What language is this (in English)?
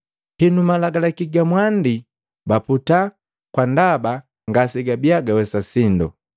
Matengo